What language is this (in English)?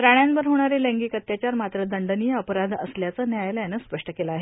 Marathi